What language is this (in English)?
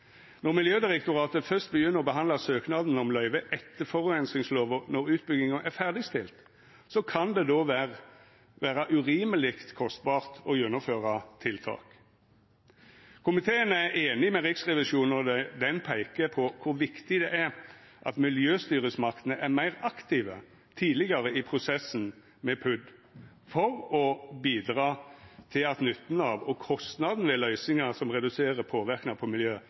Norwegian Nynorsk